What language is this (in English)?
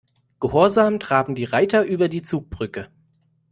German